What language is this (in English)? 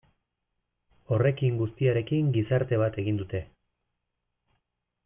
Basque